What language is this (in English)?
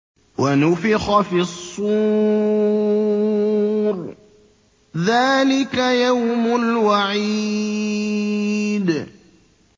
Arabic